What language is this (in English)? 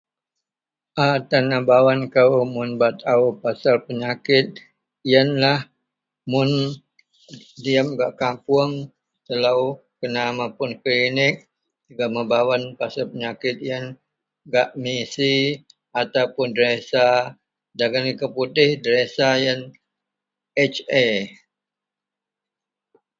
Central Melanau